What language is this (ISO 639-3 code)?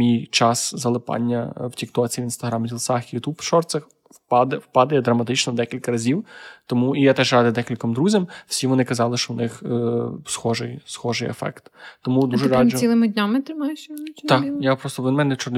ukr